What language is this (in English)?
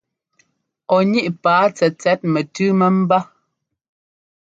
Ngomba